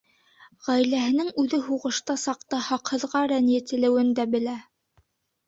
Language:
Bashkir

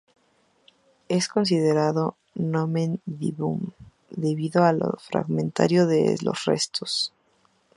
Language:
Spanish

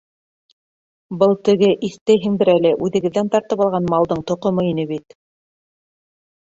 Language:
Bashkir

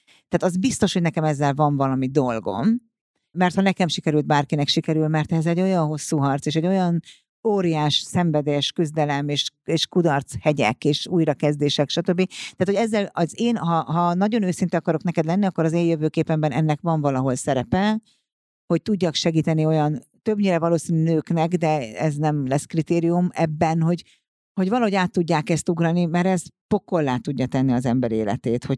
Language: Hungarian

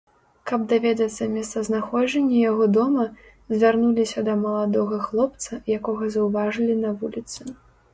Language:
Belarusian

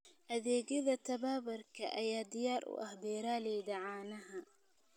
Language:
Somali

